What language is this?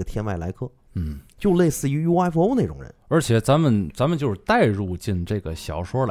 Chinese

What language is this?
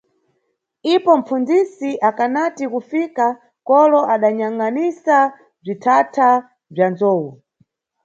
Nyungwe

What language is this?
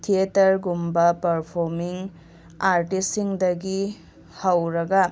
Manipuri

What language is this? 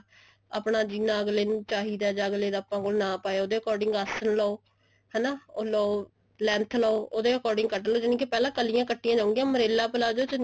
Punjabi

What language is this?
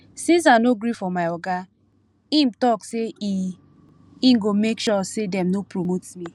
Nigerian Pidgin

